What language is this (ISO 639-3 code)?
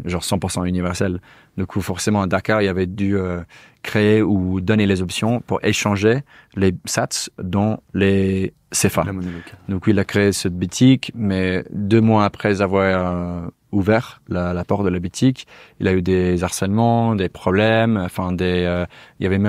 fra